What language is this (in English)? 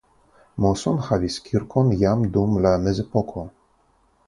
Esperanto